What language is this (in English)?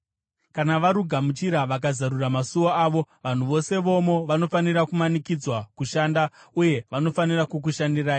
Shona